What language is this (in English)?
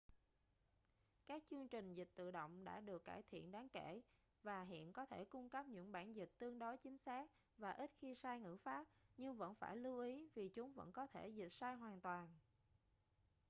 Vietnamese